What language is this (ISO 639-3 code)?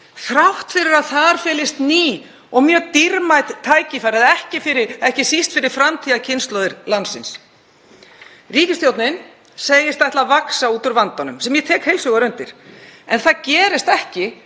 isl